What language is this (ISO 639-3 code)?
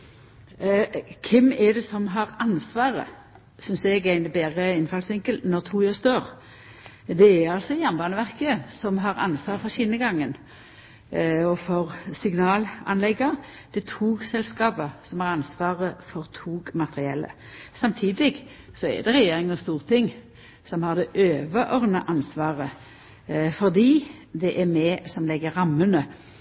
nno